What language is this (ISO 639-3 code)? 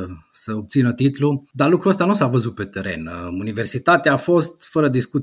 ron